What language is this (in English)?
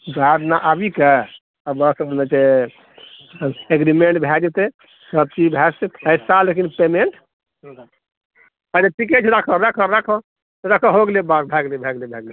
Maithili